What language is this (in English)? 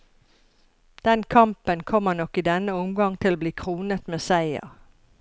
Norwegian